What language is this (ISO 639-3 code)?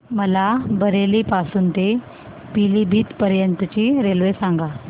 mar